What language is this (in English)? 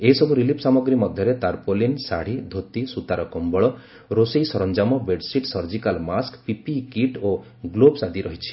Odia